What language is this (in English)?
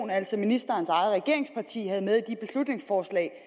Danish